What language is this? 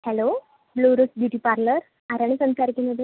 Malayalam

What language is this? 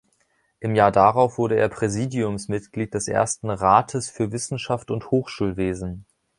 German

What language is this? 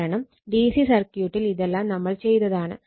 Malayalam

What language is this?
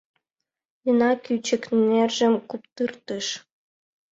Mari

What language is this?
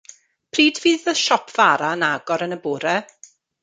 Welsh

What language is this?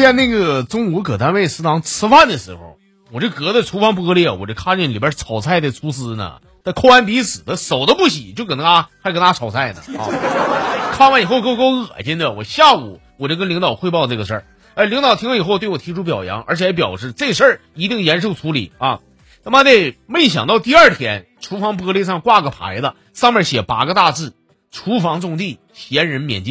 Chinese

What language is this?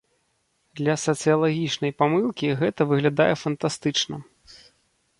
Belarusian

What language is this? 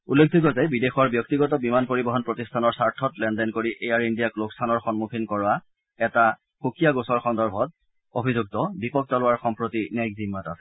Assamese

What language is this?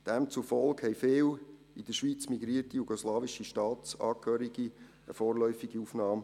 Swiss German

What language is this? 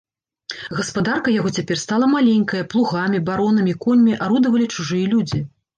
Belarusian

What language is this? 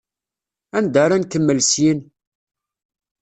Kabyle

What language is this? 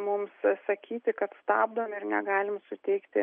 Lithuanian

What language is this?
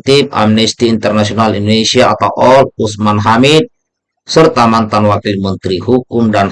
Indonesian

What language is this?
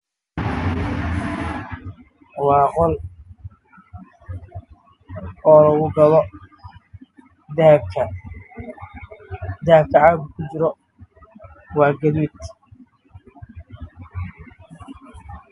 Somali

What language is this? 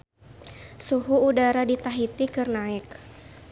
Sundanese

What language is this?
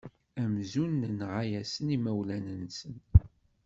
Kabyle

